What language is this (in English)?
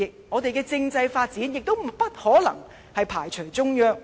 Cantonese